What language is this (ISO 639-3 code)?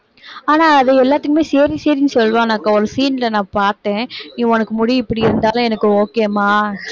tam